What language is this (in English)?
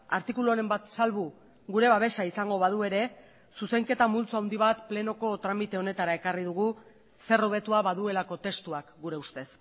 Basque